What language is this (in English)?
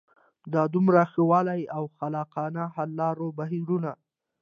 Pashto